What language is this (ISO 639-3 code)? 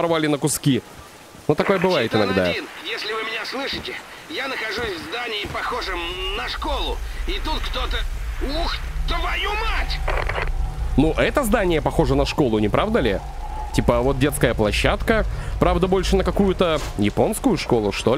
rus